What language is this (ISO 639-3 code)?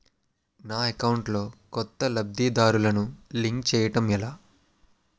tel